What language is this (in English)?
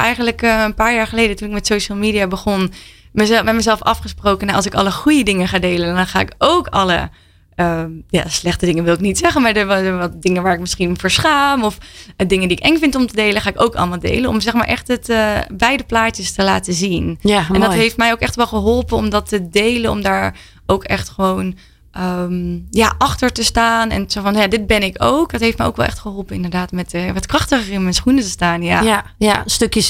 Dutch